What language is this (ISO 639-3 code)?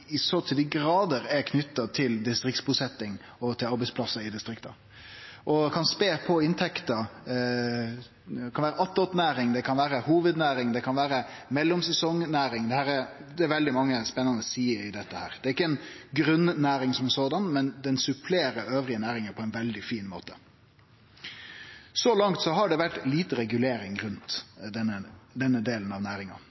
nno